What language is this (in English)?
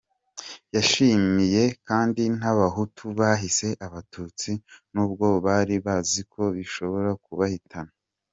Kinyarwanda